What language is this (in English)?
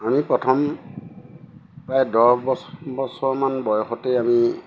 Assamese